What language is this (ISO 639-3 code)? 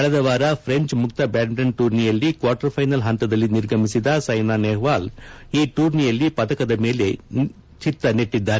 kan